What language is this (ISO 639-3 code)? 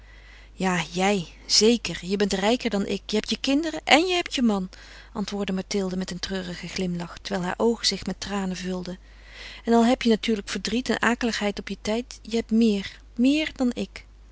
nld